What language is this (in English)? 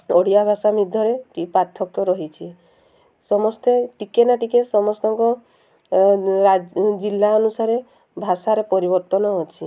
Odia